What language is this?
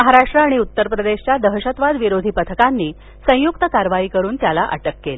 Marathi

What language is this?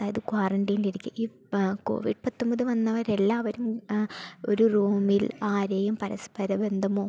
Malayalam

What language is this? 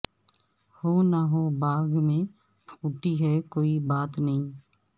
Urdu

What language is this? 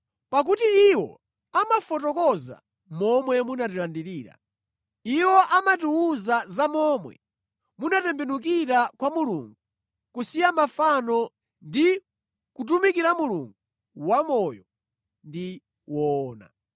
Nyanja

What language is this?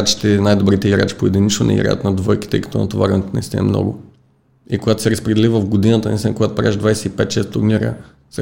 Bulgarian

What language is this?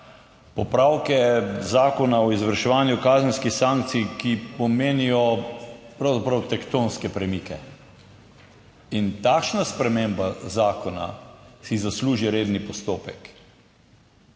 Slovenian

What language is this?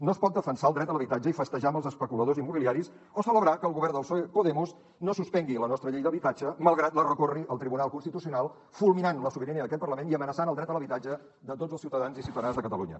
Catalan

